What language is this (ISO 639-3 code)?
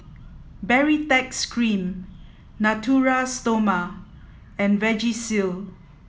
eng